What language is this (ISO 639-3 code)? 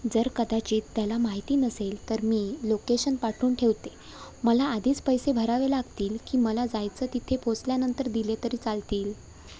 mar